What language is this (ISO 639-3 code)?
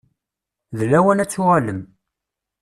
kab